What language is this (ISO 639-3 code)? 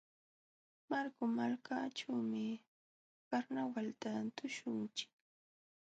qxw